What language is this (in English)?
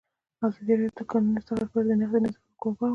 Pashto